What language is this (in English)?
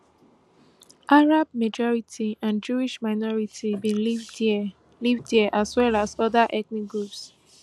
Nigerian Pidgin